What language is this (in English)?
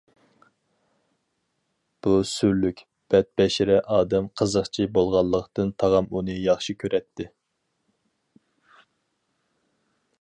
Uyghur